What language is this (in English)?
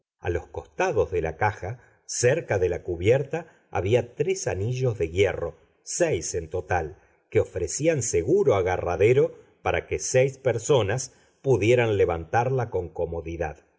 Spanish